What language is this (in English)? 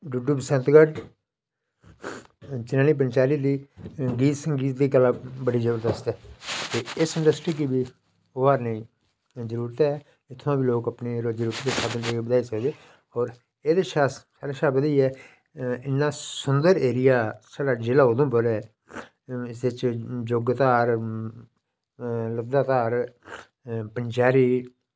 Dogri